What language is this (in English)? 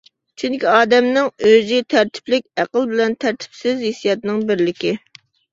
Uyghur